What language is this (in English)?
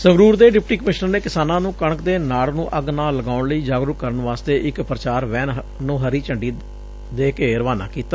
Punjabi